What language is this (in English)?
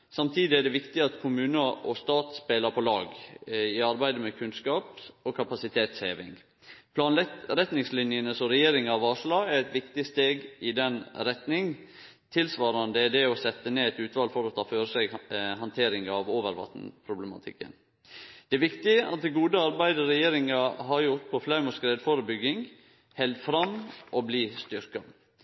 Norwegian Nynorsk